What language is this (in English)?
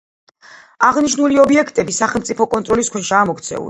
Georgian